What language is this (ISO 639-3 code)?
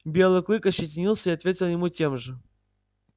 rus